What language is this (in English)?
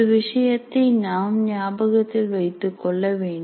Tamil